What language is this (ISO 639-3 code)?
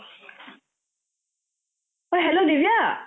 asm